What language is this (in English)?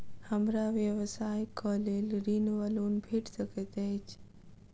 Maithili